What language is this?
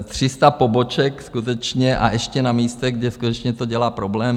Czech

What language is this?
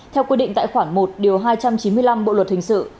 Vietnamese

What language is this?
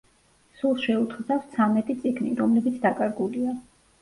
Georgian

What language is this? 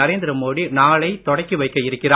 Tamil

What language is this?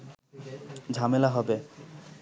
Bangla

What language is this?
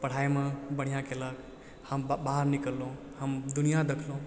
Maithili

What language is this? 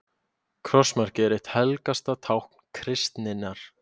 Icelandic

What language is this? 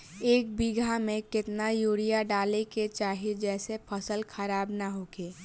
Bhojpuri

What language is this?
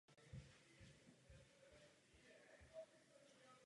Czech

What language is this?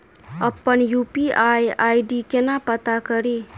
Maithili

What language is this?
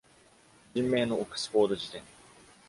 Japanese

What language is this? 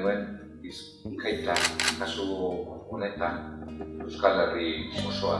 Spanish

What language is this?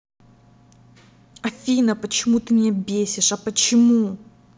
Russian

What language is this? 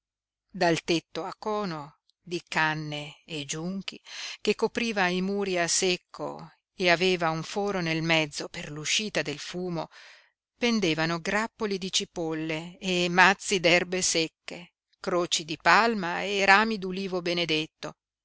Italian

